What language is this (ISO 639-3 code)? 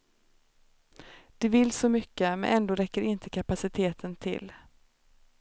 swe